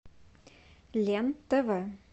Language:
Russian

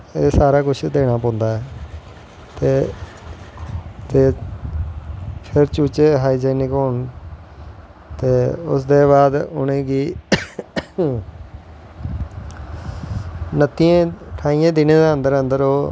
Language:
Dogri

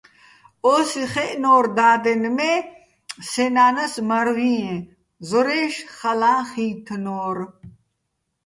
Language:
Bats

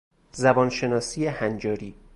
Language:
Persian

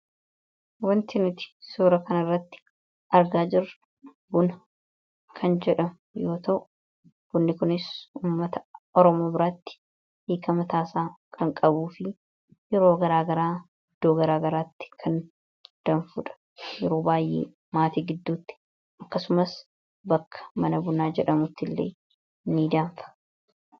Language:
Oromo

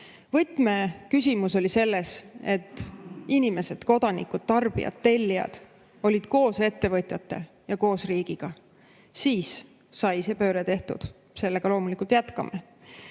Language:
Estonian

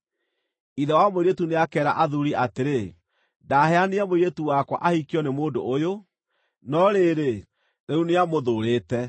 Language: Kikuyu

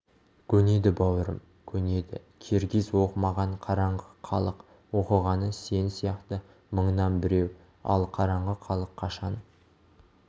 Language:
Kazakh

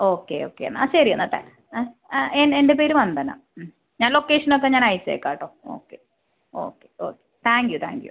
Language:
Malayalam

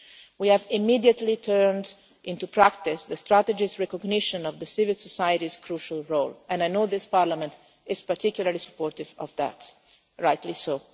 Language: English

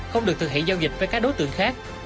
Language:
Vietnamese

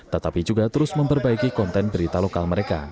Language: Indonesian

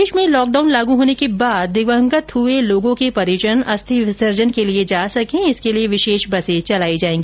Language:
Hindi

